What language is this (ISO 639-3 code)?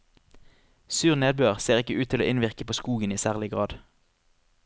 nor